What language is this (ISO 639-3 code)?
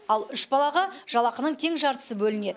kaz